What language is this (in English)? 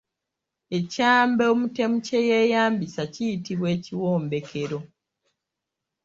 Ganda